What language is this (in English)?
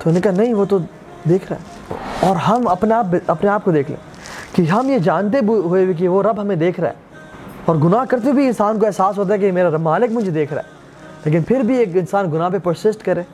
Urdu